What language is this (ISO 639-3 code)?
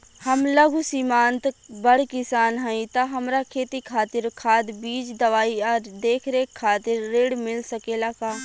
bho